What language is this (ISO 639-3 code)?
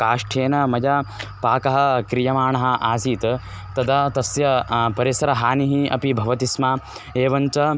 san